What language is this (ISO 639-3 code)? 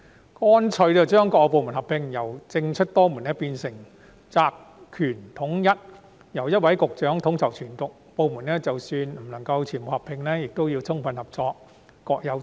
yue